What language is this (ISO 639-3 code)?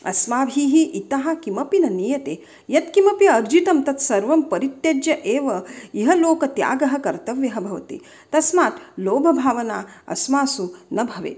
san